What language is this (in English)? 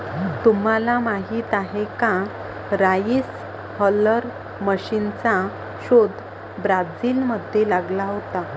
Marathi